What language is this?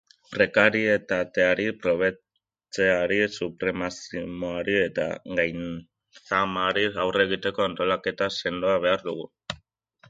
Basque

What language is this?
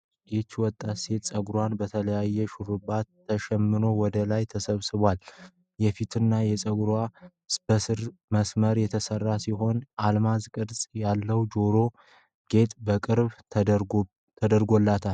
Amharic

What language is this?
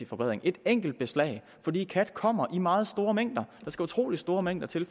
Danish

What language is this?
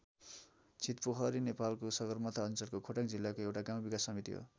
Nepali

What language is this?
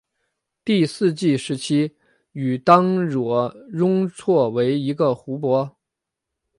Chinese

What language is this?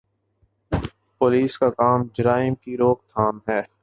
Urdu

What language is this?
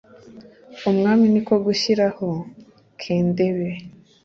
Kinyarwanda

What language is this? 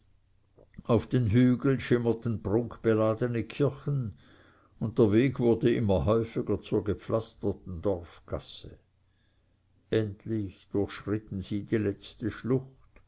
German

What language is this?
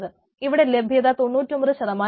Malayalam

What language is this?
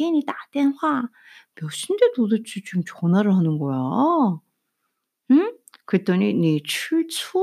Korean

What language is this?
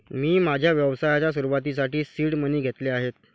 Marathi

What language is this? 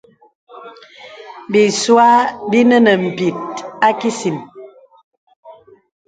Bebele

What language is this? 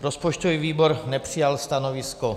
Czech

